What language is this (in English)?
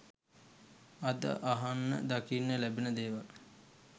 Sinhala